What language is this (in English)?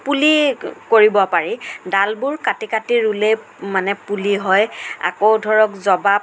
Assamese